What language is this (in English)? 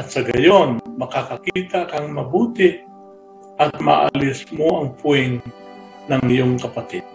Filipino